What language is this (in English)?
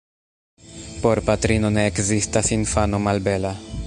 Esperanto